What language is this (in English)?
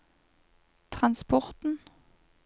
Norwegian